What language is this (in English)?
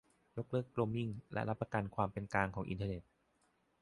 Thai